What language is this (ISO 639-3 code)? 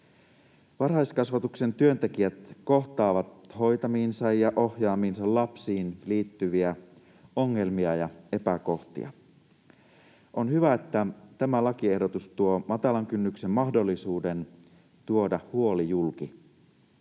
fin